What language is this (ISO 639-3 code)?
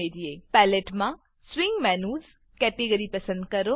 guj